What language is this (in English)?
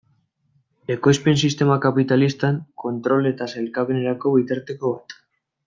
Basque